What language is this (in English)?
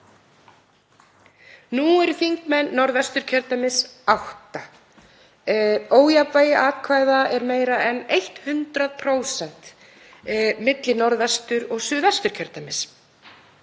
Icelandic